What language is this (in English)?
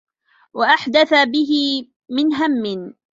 Arabic